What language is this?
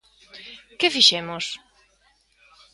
Galician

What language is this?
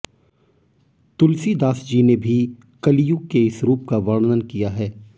Hindi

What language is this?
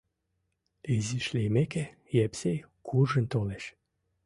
Mari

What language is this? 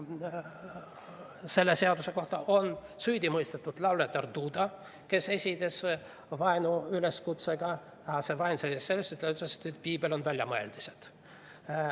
Estonian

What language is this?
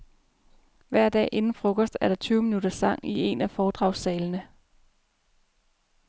Danish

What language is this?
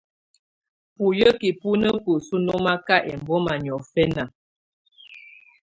Tunen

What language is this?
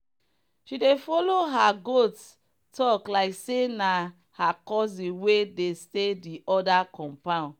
Nigerian Pidgin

